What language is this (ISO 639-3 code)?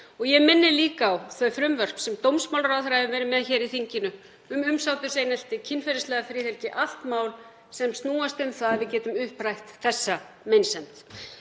isl